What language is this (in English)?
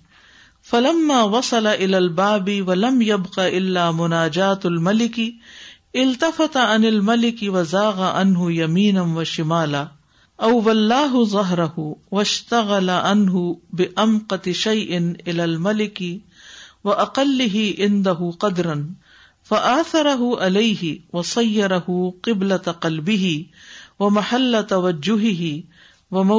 Urdu